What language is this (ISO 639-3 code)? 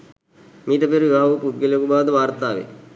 sin